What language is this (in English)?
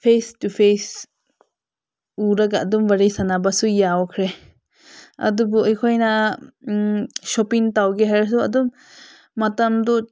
Manipuri